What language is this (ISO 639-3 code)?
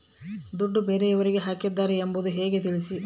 kan